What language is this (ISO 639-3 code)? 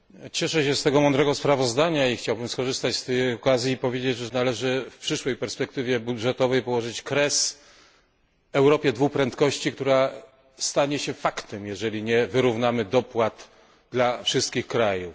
pol